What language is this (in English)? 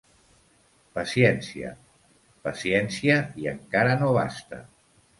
Catalan